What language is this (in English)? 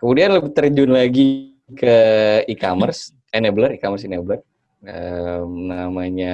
Indonesian